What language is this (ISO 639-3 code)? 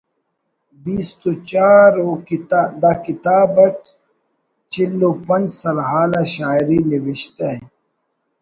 brh